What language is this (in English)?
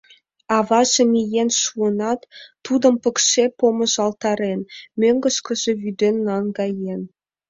Mari